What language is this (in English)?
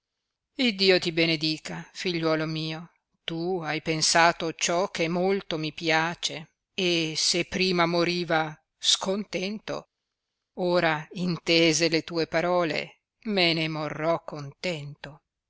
Italian